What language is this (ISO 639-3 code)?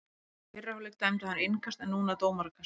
isl